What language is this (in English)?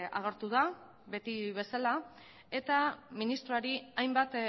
Basque